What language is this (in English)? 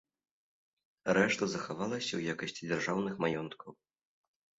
Belarusian